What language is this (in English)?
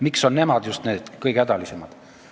Estonian